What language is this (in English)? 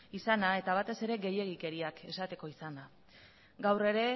Basque